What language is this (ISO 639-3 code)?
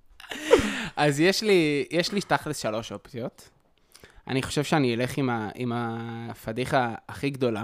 heb